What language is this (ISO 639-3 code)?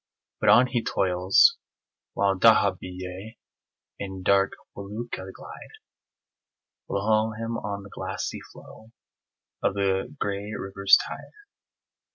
eng